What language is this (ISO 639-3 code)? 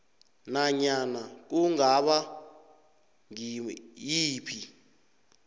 nbl